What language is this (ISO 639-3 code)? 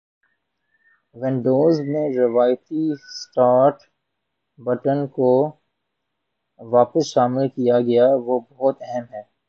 urd